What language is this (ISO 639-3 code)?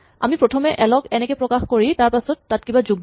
asm